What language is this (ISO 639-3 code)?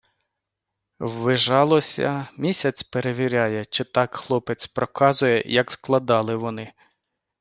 ukr